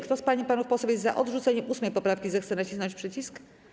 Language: Polish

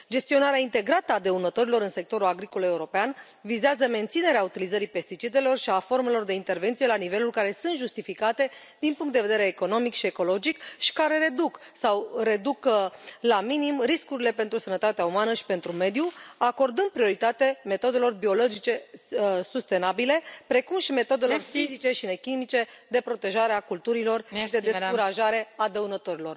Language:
Romanian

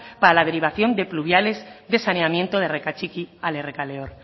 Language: Spanish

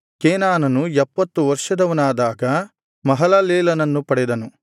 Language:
Kannada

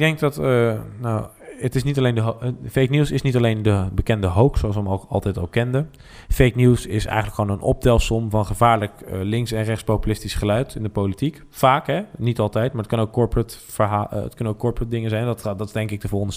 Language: Dutch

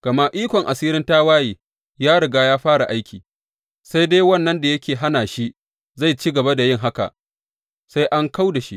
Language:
Hausa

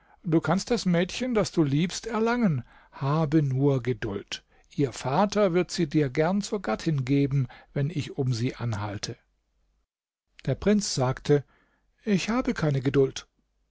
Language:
German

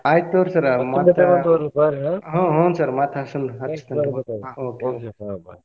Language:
Kannada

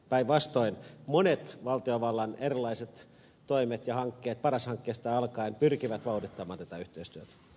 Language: Finnish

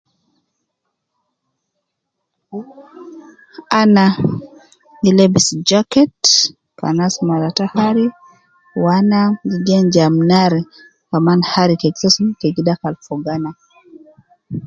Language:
Nubi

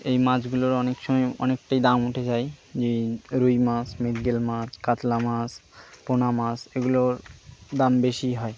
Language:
Bangla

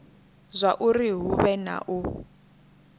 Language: Venda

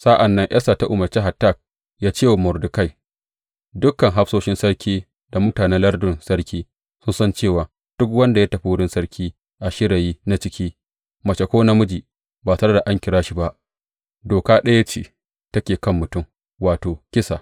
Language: Hausa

